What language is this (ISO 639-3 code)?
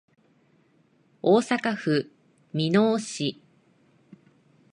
jpn